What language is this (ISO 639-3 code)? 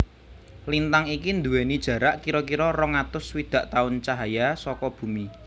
jav